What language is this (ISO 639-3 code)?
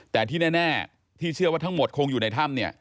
tha